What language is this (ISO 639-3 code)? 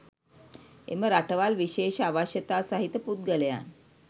sin